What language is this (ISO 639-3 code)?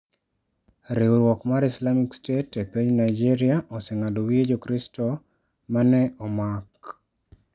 luo